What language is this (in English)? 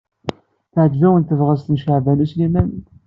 Kabyle